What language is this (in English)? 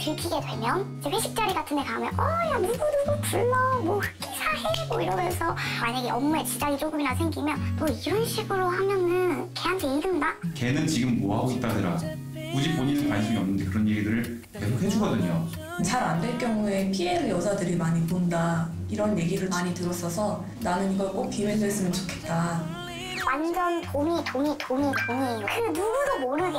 Korean